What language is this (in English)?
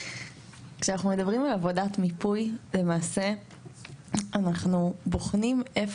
Hebrew